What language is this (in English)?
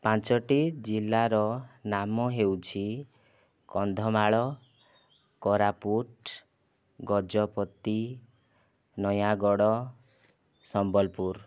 Odia